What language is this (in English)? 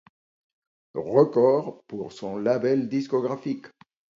French